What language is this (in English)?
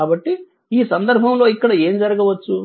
Telugu